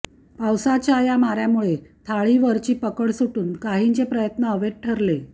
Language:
Marathi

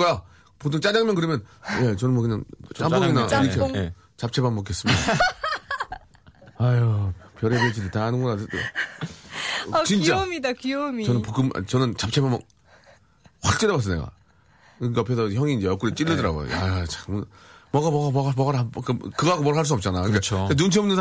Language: Korean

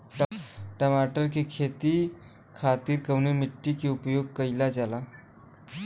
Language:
Bhojpuri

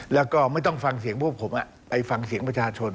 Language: Thai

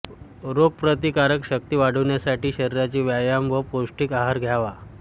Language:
Marathi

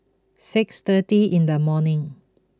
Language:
English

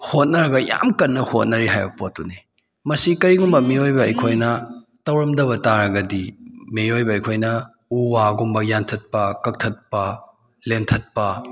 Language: Manipuri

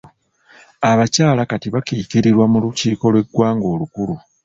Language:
Ganda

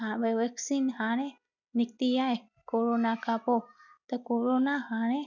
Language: Sindhi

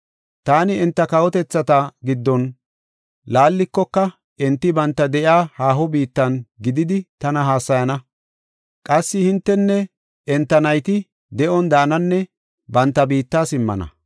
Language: Gofa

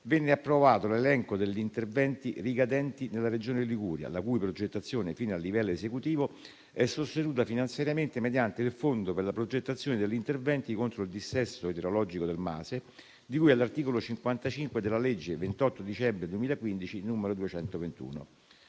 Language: Italian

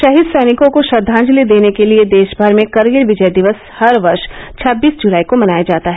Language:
Hindi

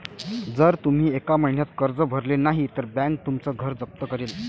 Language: Marathi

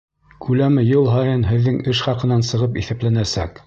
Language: Bashkir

